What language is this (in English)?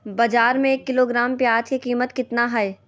Magahi